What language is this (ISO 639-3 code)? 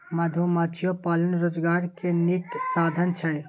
mai